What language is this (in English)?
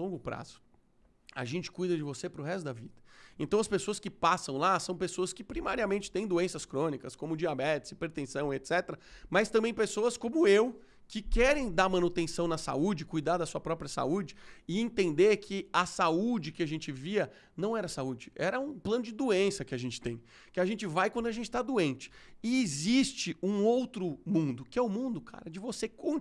Portuguese